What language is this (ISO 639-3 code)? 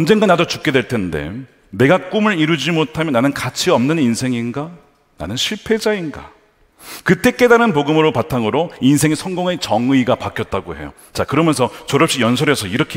kor